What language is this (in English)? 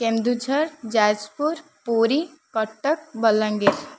Odia